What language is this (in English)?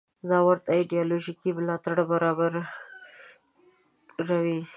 Pashto